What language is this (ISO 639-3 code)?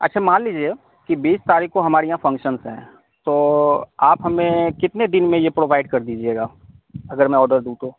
urd